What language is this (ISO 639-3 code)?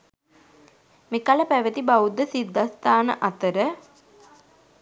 sin